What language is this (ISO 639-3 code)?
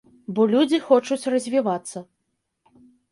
bel